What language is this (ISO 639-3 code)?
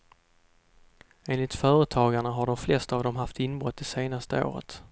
swe